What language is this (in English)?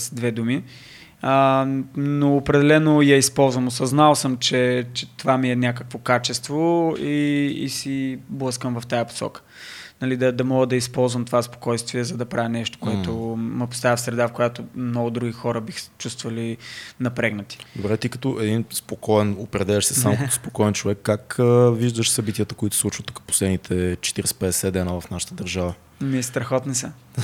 Bulgarian